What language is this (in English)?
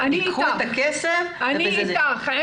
Hebrew